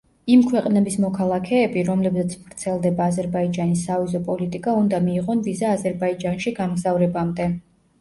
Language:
Georgian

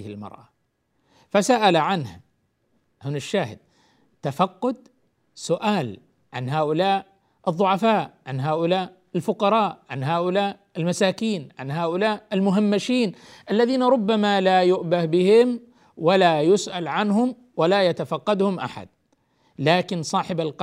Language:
Arabic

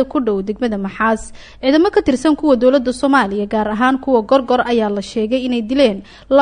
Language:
Arabic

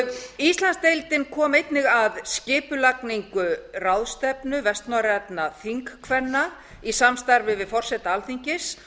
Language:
Icelandic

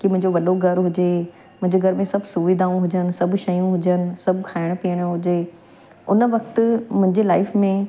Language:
Sindhi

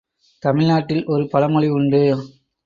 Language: Tamil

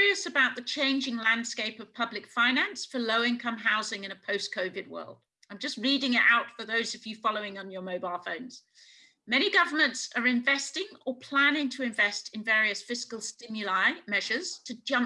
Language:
English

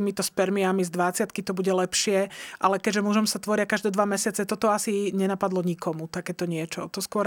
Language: Slovak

